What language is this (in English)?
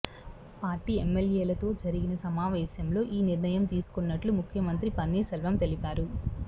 Telugu